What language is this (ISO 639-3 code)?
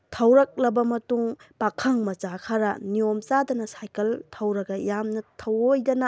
mni